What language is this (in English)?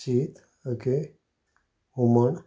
Konkani